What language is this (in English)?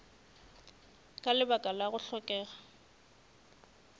Northern Sotho